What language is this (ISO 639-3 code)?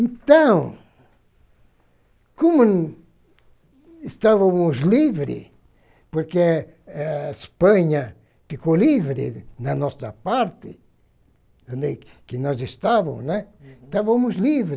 por